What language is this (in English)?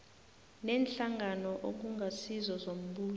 South Ndebele